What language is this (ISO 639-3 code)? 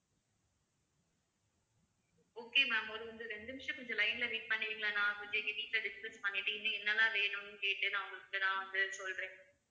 tam